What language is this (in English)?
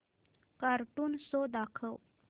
Marathi